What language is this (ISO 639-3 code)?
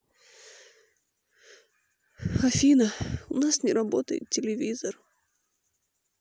rus